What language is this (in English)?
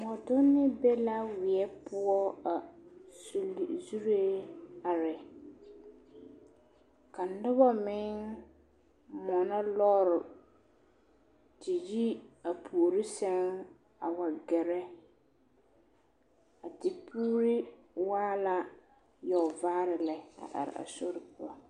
Southern Dagaare